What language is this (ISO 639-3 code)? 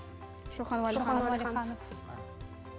kaz